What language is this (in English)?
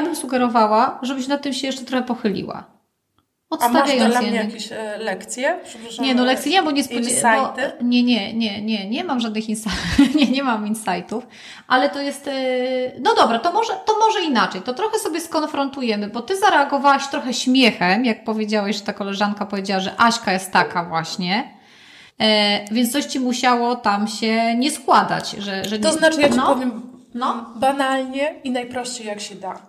Polish